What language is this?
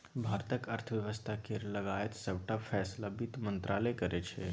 Maithili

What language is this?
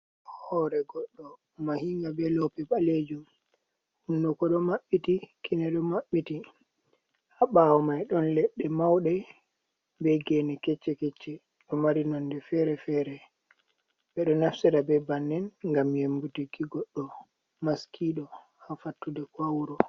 Fula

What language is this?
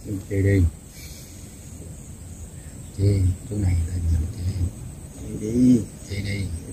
Vietnamese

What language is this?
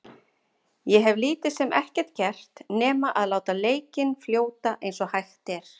Icelandic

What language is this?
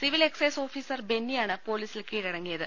Malayalam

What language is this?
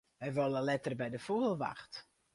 Western Frisian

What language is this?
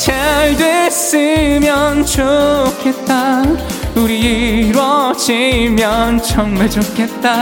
Korean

